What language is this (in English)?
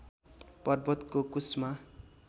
Nepali